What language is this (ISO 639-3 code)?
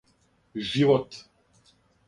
srp